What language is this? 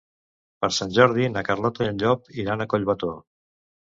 Catalan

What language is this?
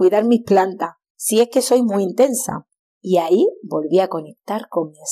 Spanish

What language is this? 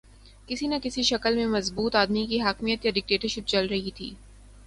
Urdu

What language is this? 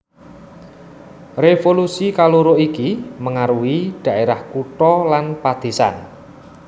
Javanese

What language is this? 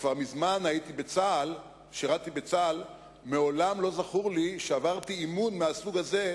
Hebrew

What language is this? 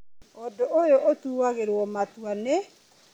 Kikuyu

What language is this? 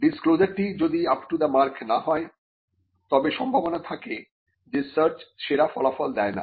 Bangla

